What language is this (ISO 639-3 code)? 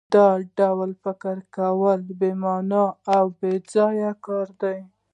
pus